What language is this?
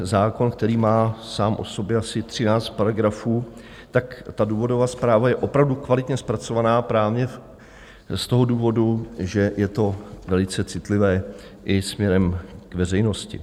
Czech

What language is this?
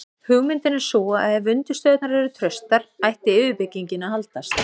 Icelandic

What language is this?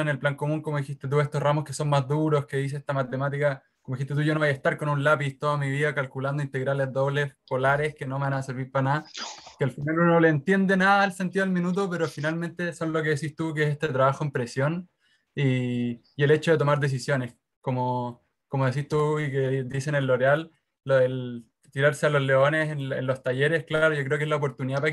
Spanish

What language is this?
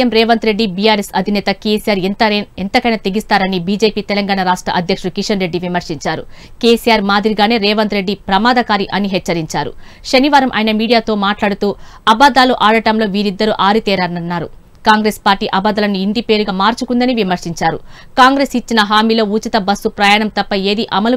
Telugu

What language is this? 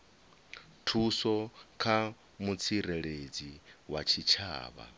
Venda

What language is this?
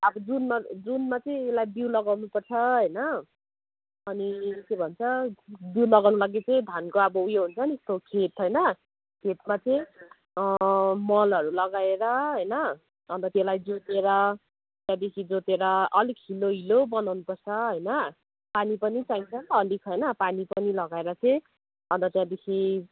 Nepali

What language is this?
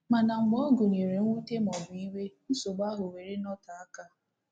Igbo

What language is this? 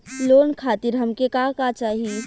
Bhojpuri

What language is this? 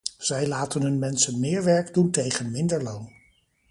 Dutch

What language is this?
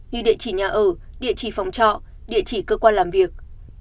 Vietnamese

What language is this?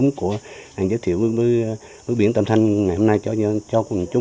Vietnamese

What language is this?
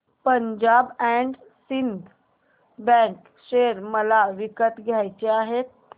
Marathi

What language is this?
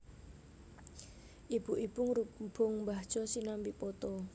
Javanese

